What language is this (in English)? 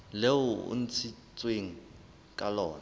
Southern Sotho